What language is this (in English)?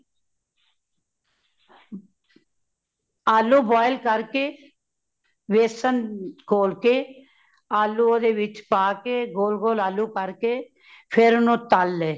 Punjabi